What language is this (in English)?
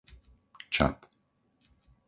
Slovak